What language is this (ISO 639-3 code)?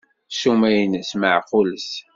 kab